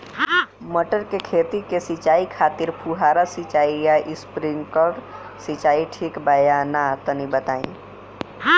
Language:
Bhojpuri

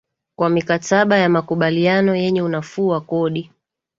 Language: Swahili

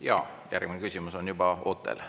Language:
Estonian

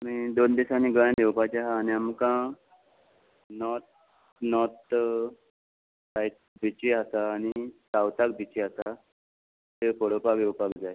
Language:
Konkani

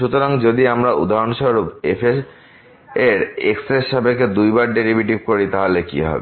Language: Bangla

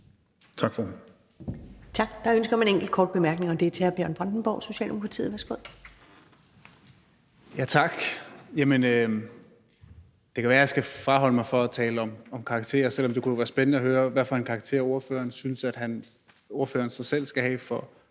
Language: Danish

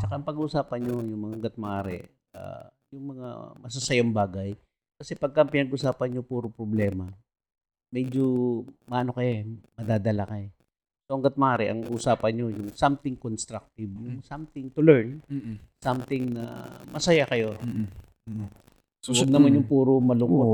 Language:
Filipino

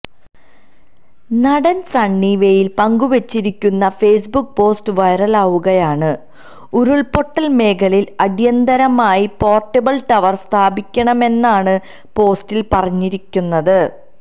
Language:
Malayalam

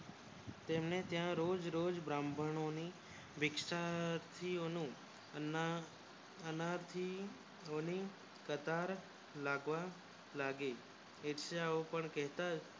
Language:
Gujarati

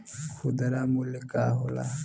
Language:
Bhojpuri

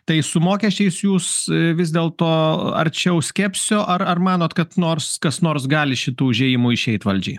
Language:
Lithuanian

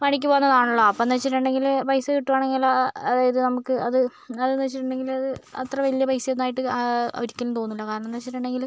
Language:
Malayalam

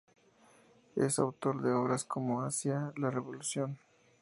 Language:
Spanish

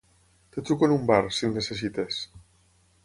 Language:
Catalan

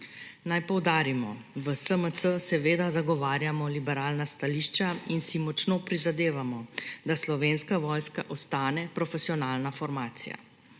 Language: Slovenian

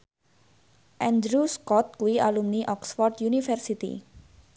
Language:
Javanese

